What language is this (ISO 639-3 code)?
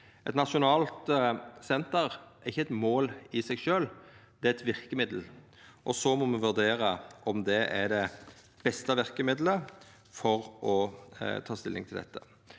nor